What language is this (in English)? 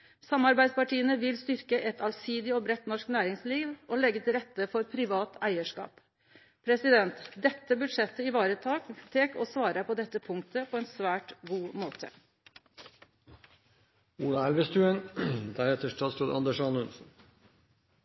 Norwegian Nynorsk